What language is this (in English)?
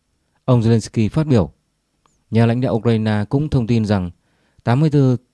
Vietnamese